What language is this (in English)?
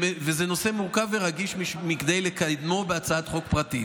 Hebrew